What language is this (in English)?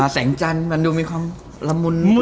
Thai